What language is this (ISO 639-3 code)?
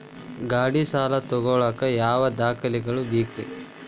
kan